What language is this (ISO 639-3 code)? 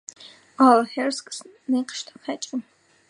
sva